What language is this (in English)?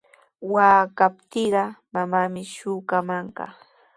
Sihuas Ancash Quechua